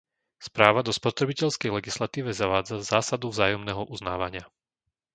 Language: Slovak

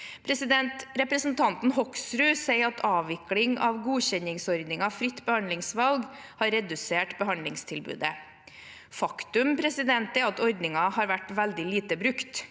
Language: Norwegian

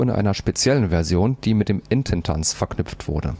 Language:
German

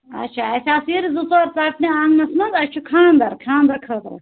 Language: Kashmiri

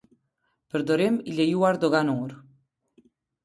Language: Albanian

